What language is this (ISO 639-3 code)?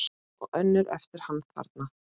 isl